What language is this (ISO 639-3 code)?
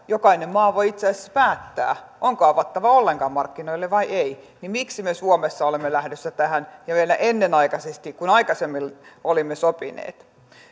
fin